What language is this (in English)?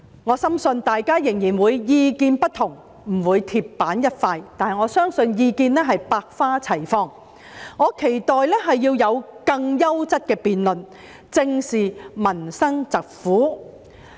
Cantonese